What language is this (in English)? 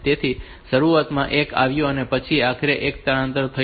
Gujarati